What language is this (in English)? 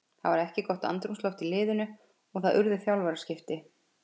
Icelandic